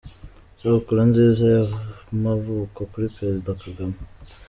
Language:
Kinyarwanda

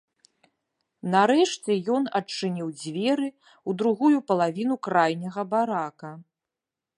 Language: Belarusian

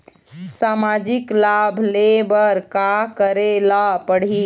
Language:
Chhattisgarhi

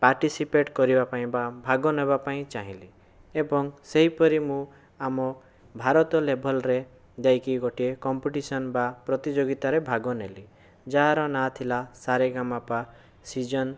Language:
Odia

